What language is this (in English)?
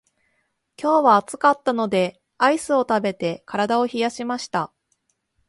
Japanese